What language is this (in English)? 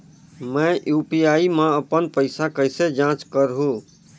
Chhattisgarhi